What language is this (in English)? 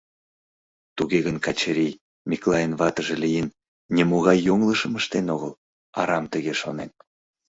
Mari